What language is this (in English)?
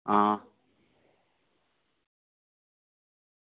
Dogri